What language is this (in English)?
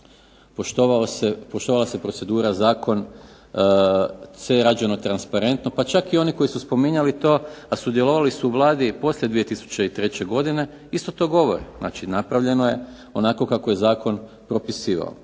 Croatian